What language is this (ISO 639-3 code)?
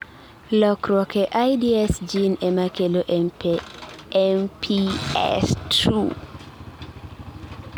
luo